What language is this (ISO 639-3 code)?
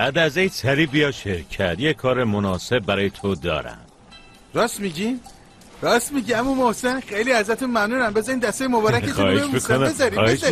fas